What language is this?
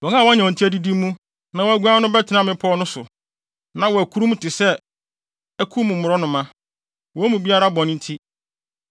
Akan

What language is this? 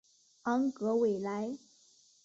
Chinese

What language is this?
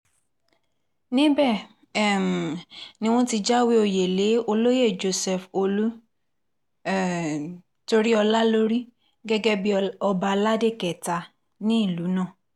Yoruba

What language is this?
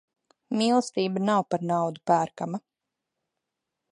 Latvian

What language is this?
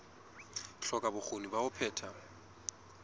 Southern Sotho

